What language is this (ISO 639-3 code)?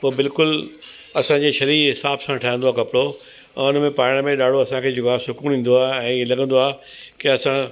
snd